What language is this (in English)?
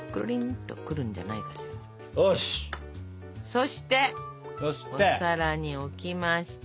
Japanese